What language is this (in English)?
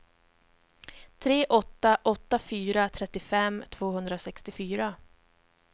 Swedish